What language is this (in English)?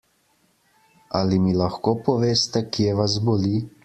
Slovenian